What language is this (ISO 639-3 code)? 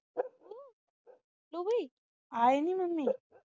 pan